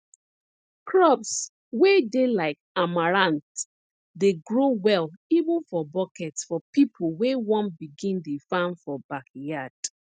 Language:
Nigerian Pidgin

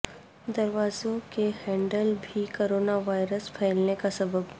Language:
Urdu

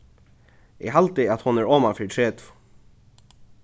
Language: Faroese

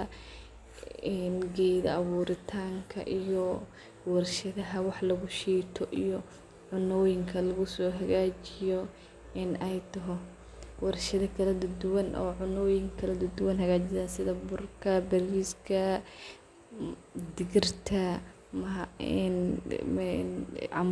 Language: Somali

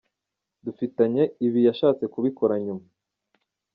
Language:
Kinyarwanda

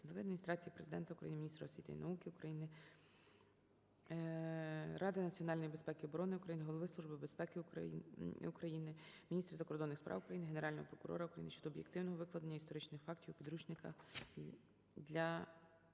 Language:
Ukrainian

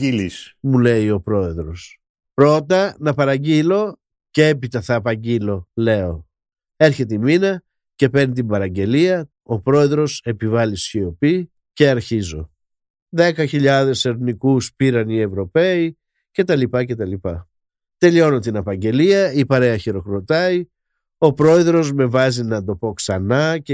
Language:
Greek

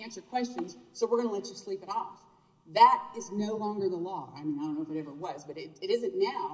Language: English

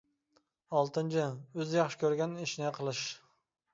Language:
Uyghur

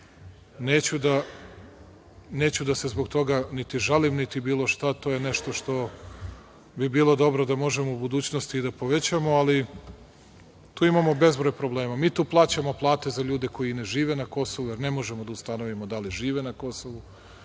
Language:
Serbian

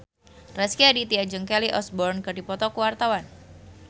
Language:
Sundanese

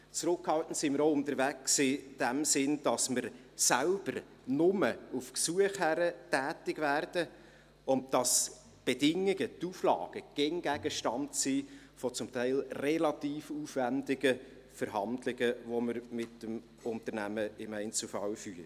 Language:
Swiss German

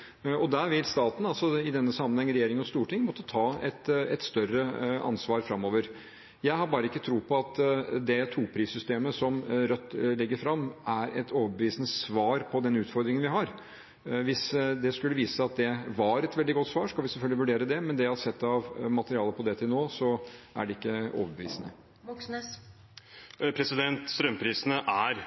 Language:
Norwegian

